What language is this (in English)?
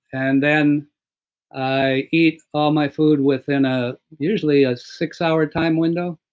English